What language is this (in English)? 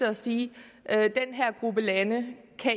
Danish